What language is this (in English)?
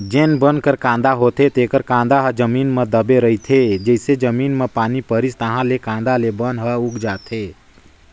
Chhattisgarhi